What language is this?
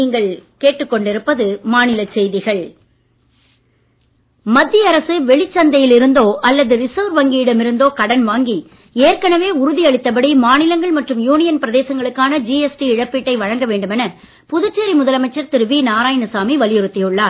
Tamil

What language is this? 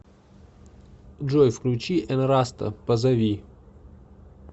Russian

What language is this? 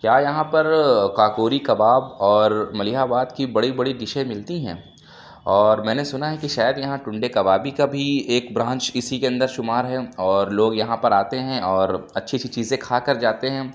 Urdu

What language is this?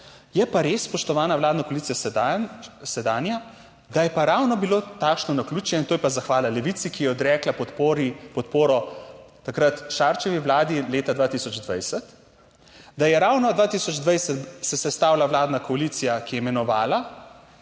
Slovenian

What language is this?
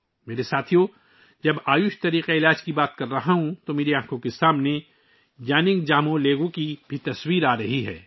Urdu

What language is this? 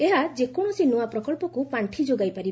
Odia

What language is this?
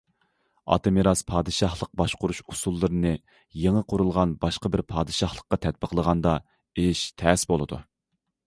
Uyghur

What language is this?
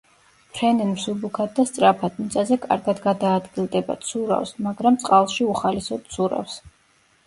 Georgian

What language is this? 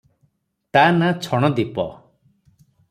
Odia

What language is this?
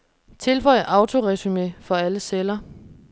Danish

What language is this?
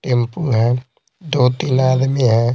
Hindi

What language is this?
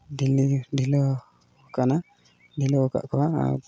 Santali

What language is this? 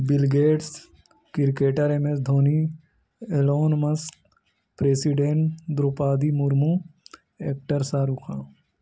Urdu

